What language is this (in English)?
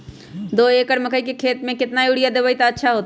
Magahi